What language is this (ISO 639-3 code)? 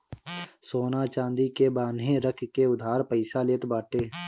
bho